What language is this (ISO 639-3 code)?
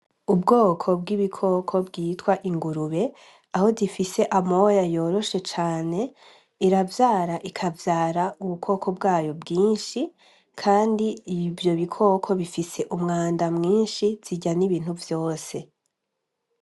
run